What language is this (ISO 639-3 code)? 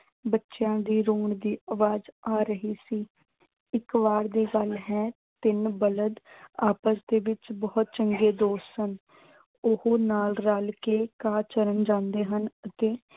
pan